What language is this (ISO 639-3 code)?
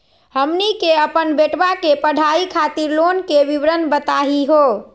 mag